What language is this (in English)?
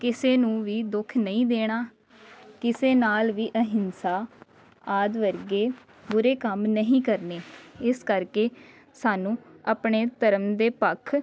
Punjabi